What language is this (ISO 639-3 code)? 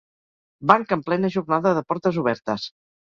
cat